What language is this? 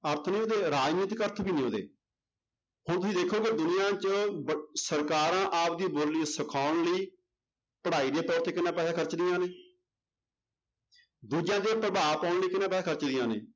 Punjabi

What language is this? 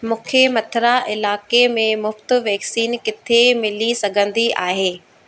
Sindhi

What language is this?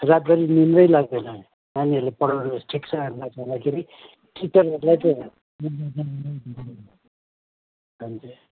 Nepali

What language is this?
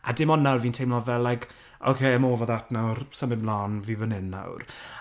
Welsh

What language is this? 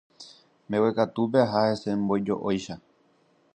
Guarani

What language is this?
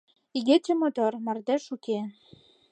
Mari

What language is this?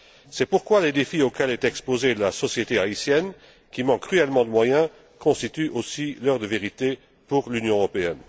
French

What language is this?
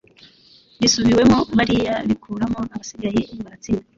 Kinyarwanda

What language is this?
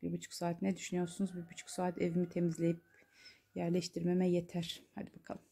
Turkish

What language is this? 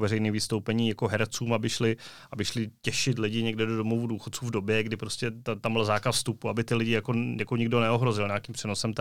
Czech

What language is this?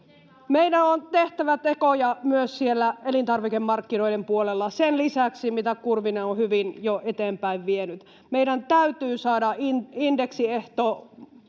Finnish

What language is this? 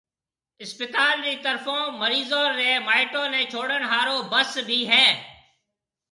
Marwari (Pakistan)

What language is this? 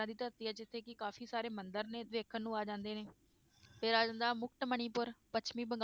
Punjabi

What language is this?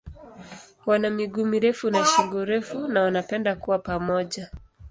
Swahili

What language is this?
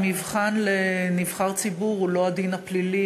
Hebrew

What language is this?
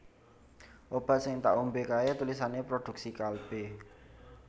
Javanese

